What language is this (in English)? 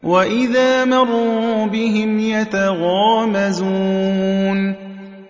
Arabic